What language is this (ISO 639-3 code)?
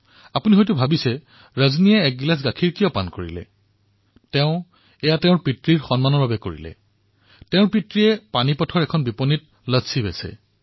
asm